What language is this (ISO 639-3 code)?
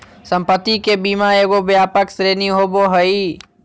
mag